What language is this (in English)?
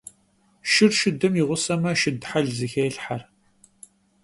Kabardian